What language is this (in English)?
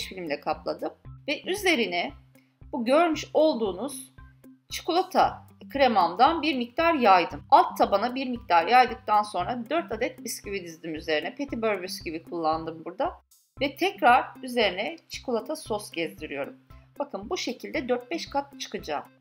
Turkish